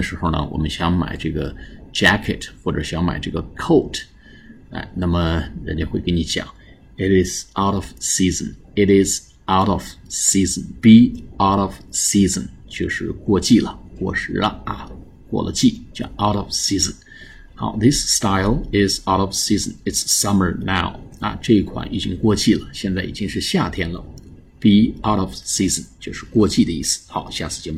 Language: Chinese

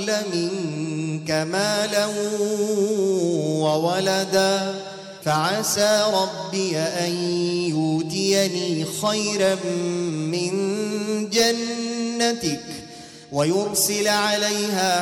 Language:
Arabic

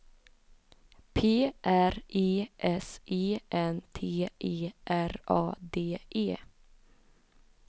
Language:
Swedish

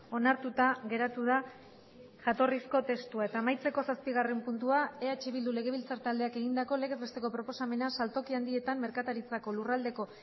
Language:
Basque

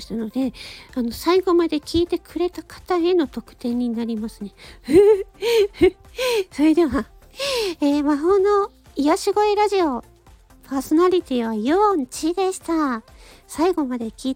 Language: Japanese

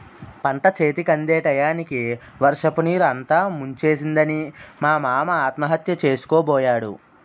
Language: Telugu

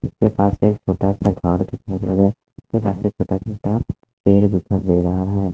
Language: Hindi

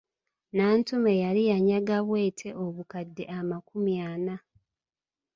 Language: Ganda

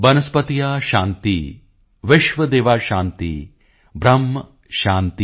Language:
Punjabi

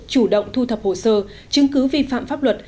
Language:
Vietnamese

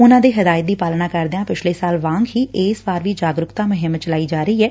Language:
Punjabi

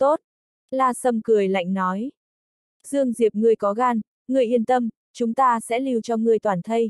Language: Vietnamese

